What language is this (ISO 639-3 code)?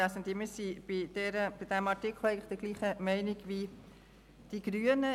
gsw